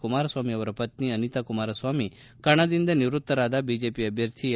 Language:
Kannada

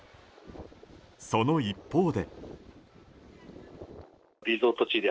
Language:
Japanese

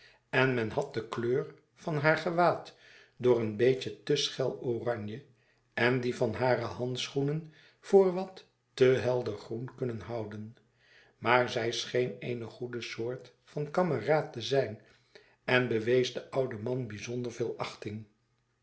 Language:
Dutch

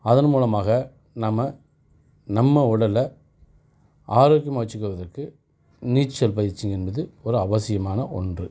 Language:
Tamil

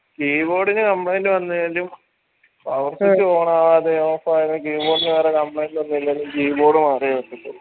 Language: Malayalam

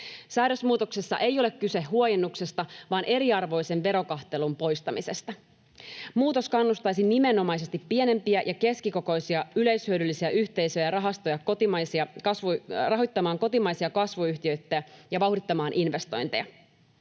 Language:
Finnish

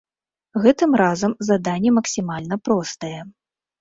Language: Belarusian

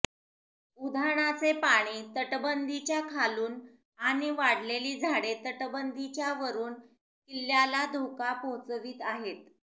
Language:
Marathi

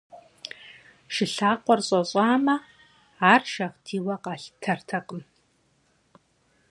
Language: Kabardian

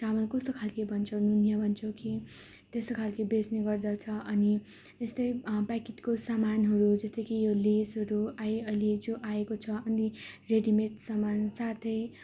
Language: Nepali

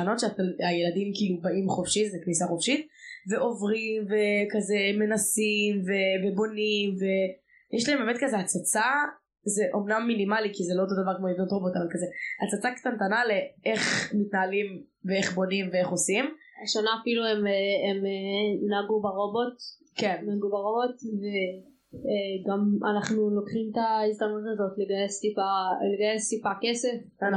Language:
Hebrew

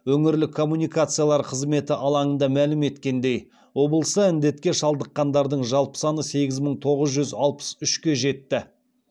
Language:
Kazakh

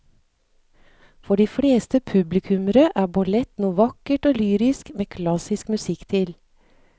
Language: Norwegian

